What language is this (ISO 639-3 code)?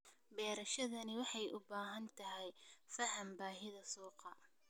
som